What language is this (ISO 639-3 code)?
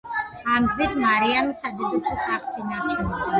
kat